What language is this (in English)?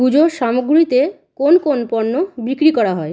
Bangla